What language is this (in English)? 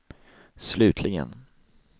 Swedish